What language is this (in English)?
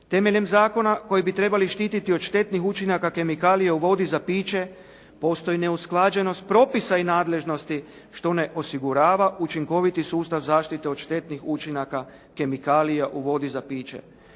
Croatian